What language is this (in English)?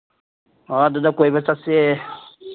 Manipuri